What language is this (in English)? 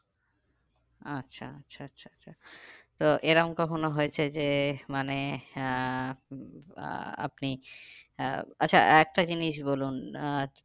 Bangla